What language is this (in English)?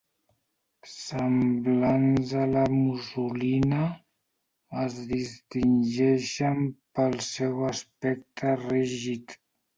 Catalan